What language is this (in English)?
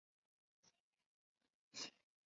Chinese